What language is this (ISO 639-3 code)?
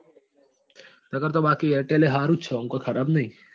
guj